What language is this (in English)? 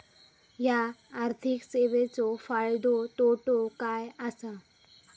Marathi